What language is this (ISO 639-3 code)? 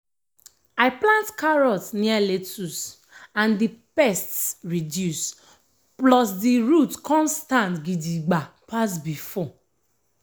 pcm